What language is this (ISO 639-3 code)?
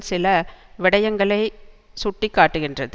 tam